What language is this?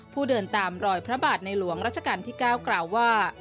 Thai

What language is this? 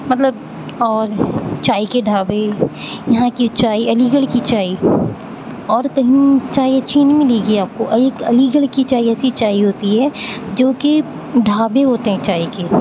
Urdu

